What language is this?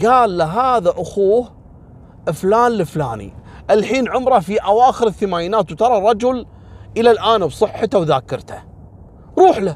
Arabic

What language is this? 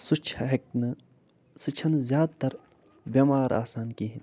Kashmiri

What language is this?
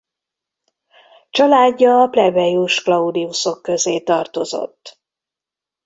Hungarian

